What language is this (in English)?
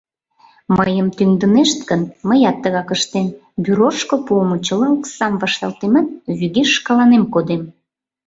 Mari